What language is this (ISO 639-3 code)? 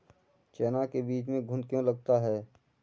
hin